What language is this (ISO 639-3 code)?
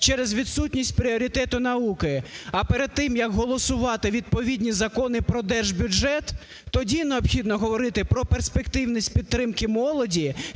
ukr